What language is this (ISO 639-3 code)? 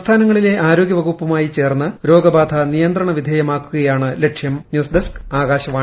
mal